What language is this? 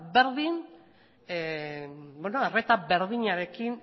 Basque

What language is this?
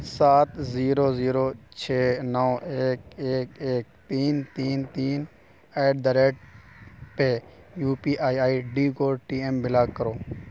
Urdu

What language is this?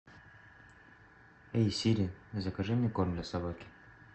Russian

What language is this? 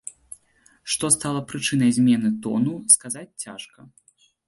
Belarusian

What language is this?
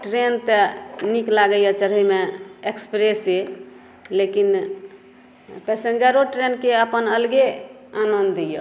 Maithili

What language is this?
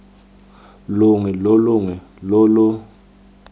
Tswana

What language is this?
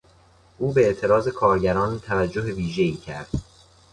Persian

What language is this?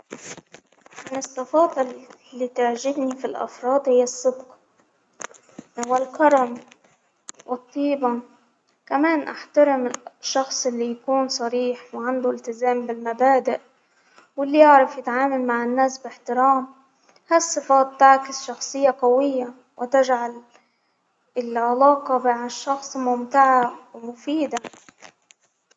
Hijazi Arabic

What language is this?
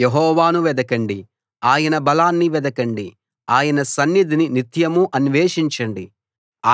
Telugu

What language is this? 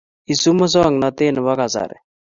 Kalenjin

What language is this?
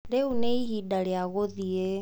Kikuyu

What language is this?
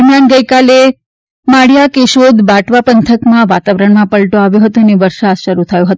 Gujarati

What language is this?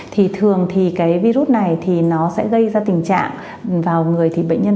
Vietnamese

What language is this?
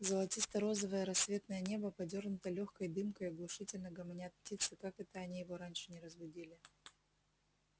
Russian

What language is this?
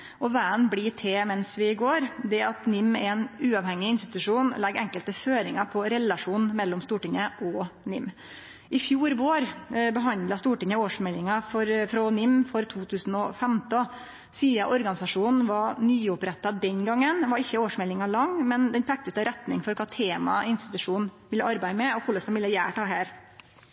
Norwegian Nynorsk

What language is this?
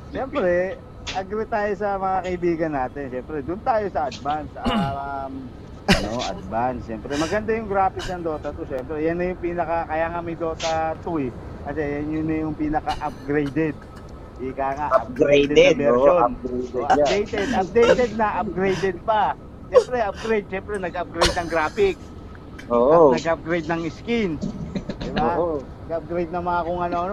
Filipino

